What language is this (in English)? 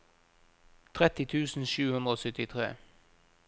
Norwegian